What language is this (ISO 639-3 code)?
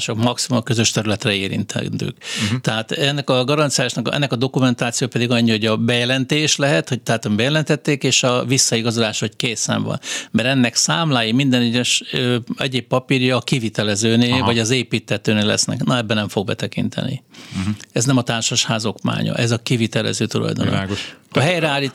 hun